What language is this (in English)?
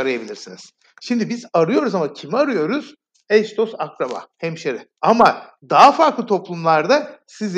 Turkish